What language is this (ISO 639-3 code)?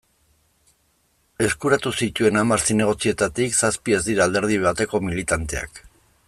eus